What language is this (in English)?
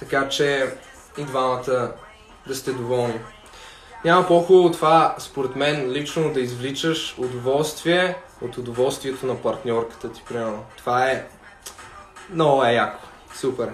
Bulgarian